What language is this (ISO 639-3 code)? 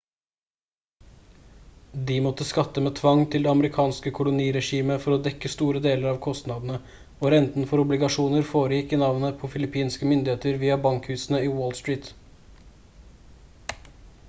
nob